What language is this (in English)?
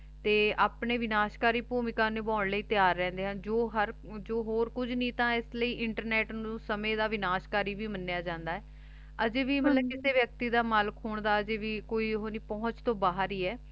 Punjabi